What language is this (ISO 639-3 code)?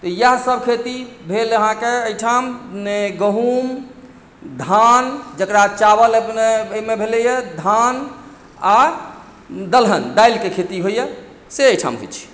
mai